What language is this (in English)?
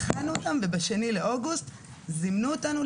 Hebrew